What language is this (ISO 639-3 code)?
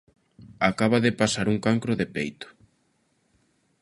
glg